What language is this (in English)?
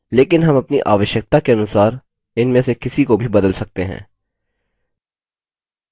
Hindi